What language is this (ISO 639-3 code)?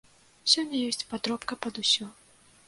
bel